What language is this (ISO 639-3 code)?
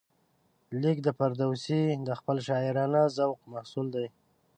pus